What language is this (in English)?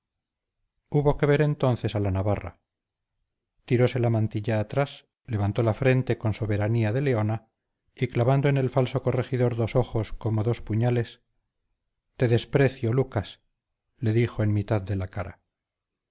Spanish